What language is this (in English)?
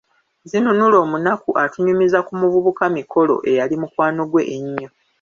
Ganda